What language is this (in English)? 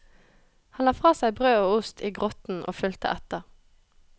Norwegian